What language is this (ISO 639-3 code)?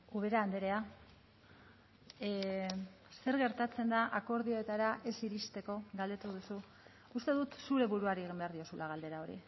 eus